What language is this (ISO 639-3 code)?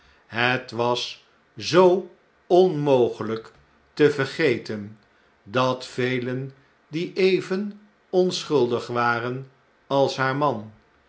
nld